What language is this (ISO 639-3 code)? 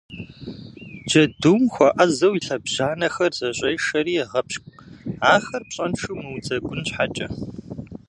kbd